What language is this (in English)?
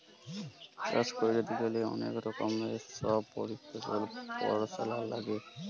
Bangla